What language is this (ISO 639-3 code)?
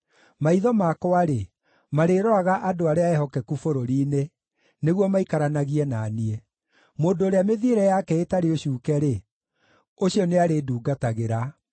kik